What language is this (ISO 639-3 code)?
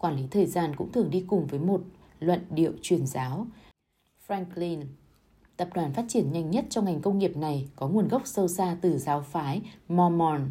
vie